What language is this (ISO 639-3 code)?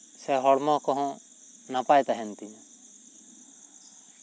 sat